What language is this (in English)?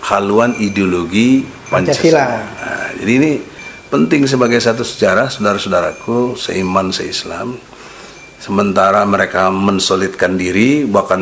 Indonesian